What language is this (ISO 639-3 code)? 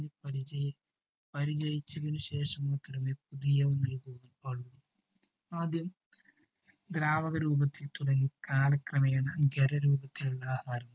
mal